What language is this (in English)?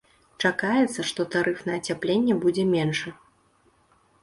Belarusian